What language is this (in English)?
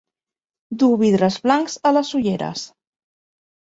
Catalan